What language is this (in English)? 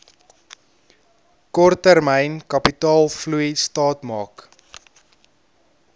Afrikaans